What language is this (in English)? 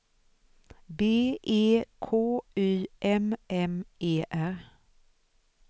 Swedish